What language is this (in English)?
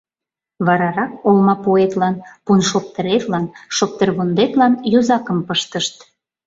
Mari